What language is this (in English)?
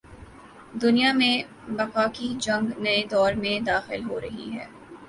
Urdu